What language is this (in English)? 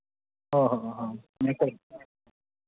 Santali